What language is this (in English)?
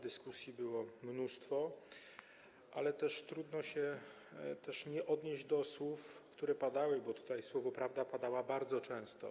Polish